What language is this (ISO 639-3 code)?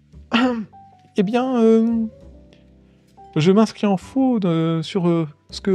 fra